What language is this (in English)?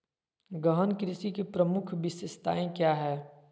Magahi